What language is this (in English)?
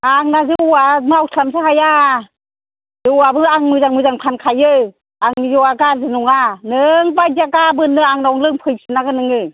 Bodo